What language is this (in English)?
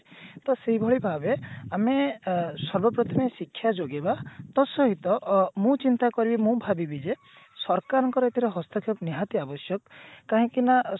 Odia